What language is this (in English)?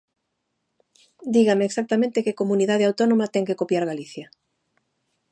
Galician